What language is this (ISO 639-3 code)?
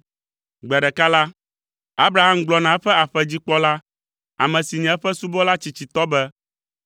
ewe